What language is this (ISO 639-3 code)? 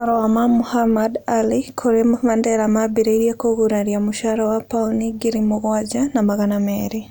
kik